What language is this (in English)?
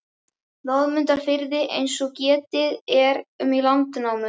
Icelandic